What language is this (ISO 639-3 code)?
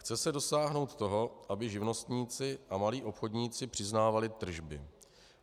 ces